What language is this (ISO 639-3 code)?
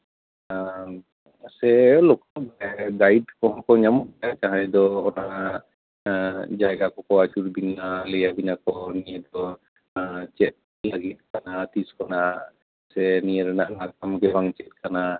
sat